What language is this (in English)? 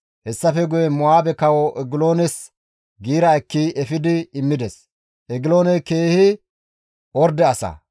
Gamo